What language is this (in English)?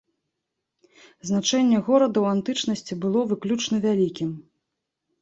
Belarusian